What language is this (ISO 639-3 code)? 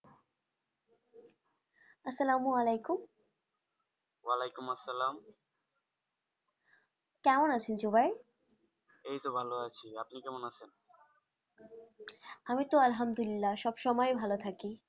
ben